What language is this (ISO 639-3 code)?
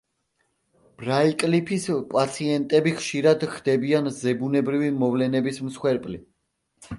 kat